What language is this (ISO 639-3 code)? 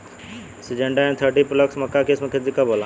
bho